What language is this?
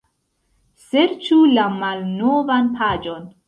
Esperanto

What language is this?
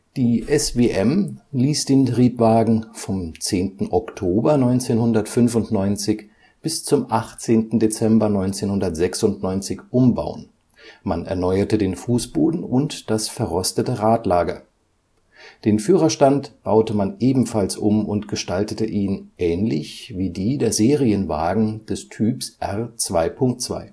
German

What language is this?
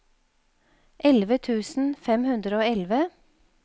Norwegian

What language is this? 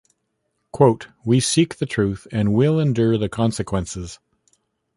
English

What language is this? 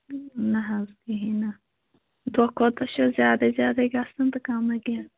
Kashmiri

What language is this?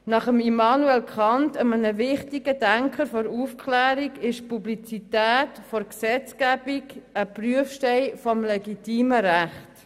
Swiss German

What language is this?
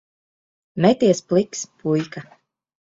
Latvian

